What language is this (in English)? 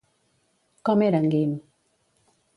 Catalan